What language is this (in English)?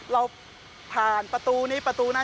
Thai